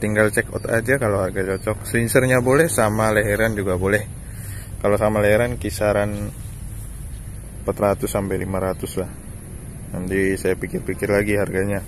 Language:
Indonesian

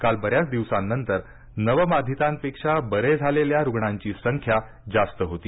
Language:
Marathi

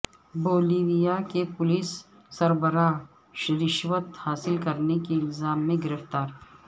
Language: Urdu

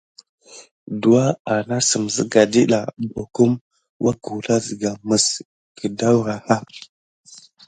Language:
Gidar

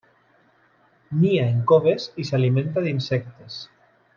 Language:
Catalan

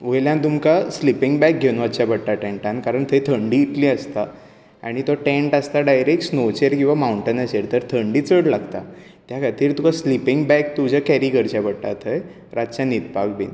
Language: Konkani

